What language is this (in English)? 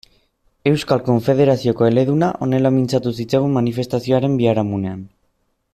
Basque